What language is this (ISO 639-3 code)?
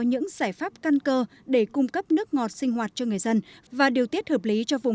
vie